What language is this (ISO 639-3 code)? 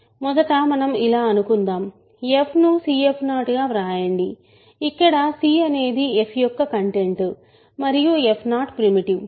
tel